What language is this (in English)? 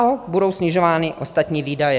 Czech